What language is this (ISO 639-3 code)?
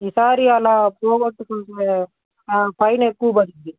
tel